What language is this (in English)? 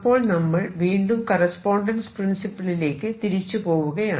Malayalam